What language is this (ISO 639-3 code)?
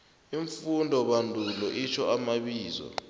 nbl